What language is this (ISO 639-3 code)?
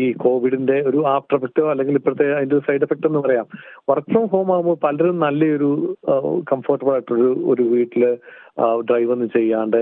mal